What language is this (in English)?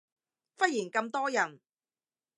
Cantonese